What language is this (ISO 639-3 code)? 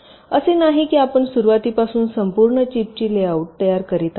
mar